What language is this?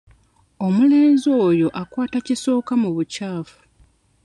Ganda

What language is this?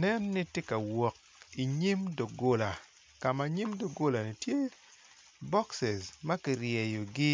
Acoli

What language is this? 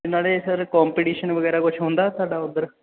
Punjabi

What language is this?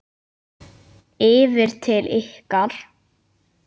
Icelandic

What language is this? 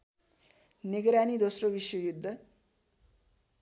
Nepali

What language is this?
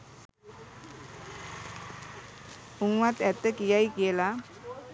Sinhala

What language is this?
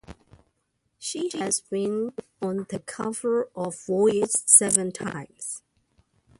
English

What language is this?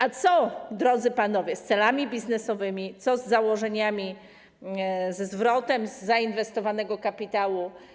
Polish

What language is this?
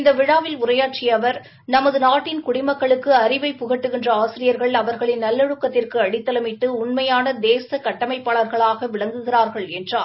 Tamil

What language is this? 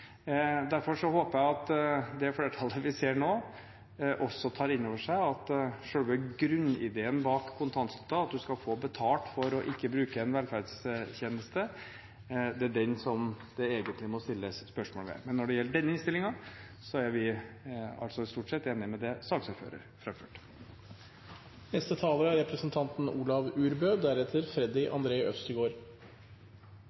Norwegian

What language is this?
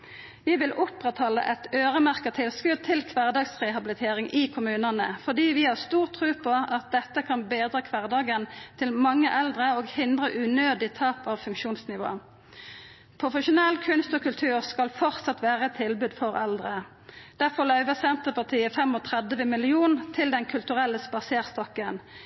Norwegian Nynorsk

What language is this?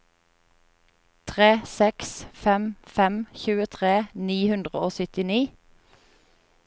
Norwegian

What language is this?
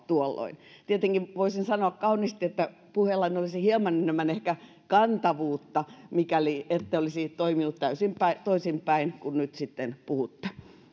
Finnish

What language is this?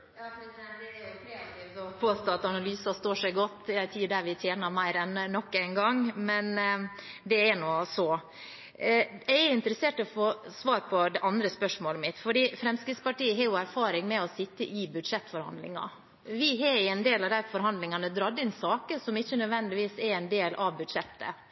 Norwegian Bokmål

